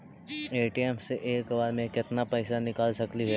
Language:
Magahi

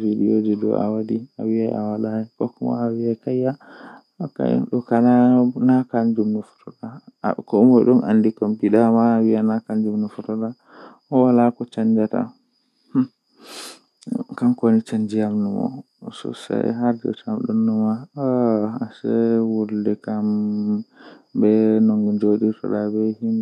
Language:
Western Niger Fulfulde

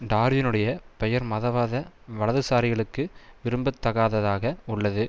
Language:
Tamil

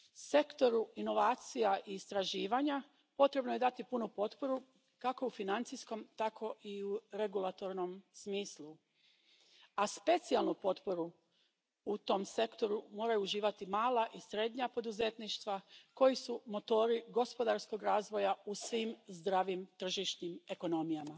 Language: Croatian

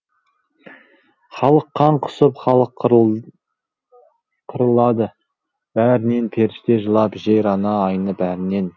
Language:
Kazakh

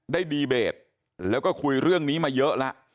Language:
Thai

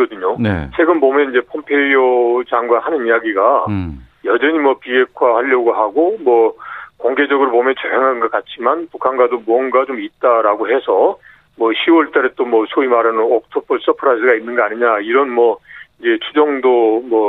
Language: Korean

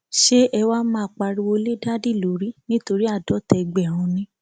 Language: Yoruba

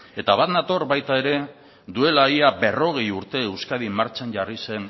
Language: Basque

